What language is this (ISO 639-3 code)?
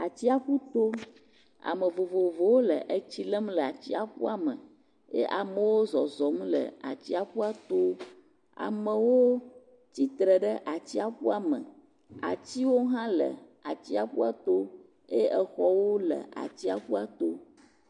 ewe